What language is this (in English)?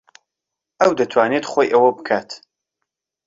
Central Kurdish